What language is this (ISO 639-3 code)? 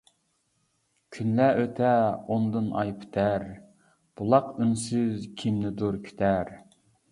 uig